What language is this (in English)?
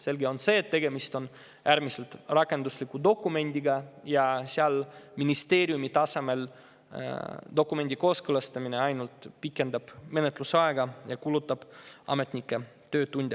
Estonian